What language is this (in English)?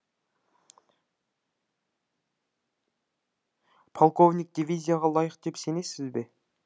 Kazakh